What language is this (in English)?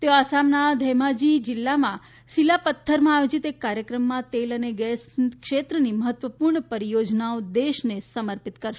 Gujarati